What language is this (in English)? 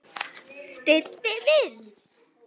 Icelandic